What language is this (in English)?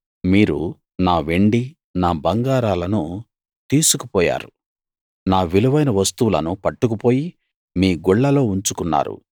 Telugu